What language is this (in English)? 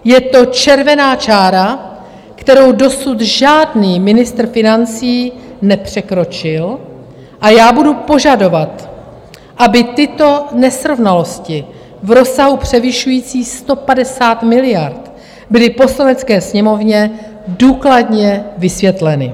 Czech